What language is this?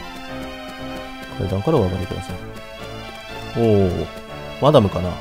Japanese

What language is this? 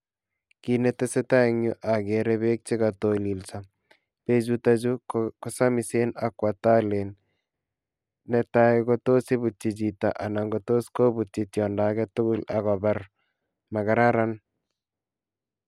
Kalenjin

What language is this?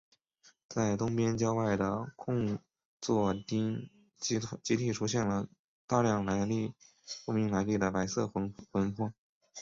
Chinese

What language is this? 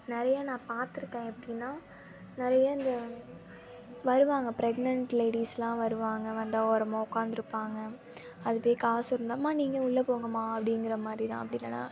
Tamil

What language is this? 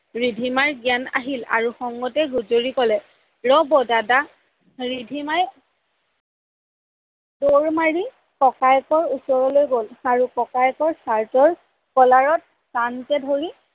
Assamese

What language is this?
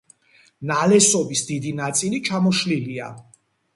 Georgian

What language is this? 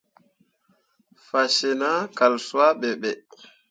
Mundang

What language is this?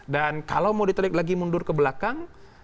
Indonesian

